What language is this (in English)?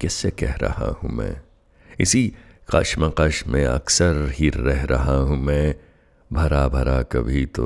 Hindi